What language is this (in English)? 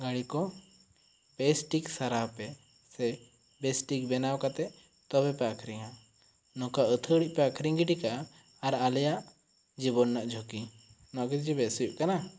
Santali